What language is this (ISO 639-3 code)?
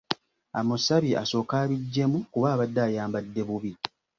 lug